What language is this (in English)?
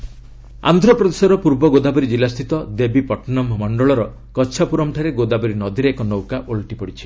Odia